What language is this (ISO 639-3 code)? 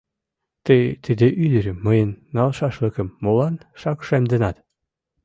chm